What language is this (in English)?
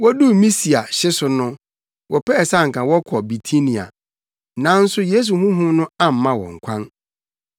Akan